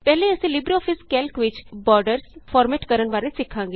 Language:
Punjabi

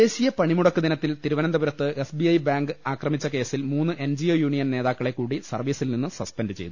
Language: Malayalam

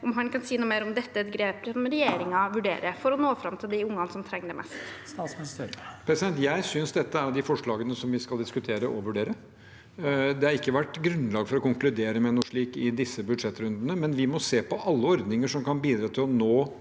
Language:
Norwegian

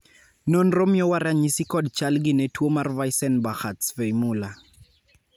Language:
Luo (Kenya and Tanzania)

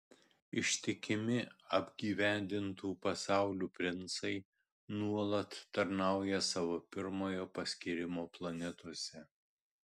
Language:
Lithuanian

